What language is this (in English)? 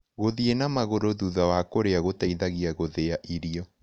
Kikuyu